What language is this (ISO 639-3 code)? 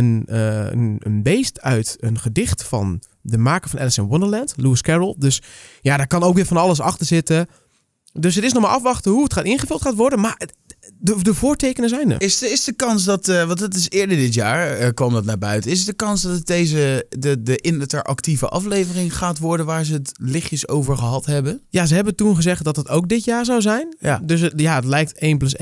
nld